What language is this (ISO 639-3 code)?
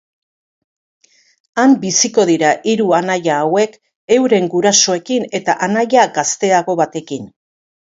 eus